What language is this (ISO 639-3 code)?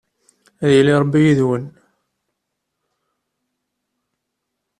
kab